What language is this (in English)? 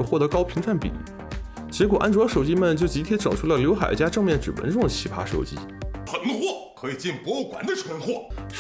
Chinese